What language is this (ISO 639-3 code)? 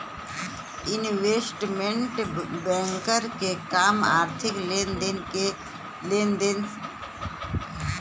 bho